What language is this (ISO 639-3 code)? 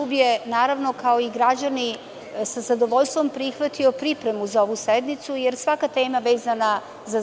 srp